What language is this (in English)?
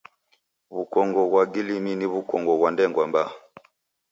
Taita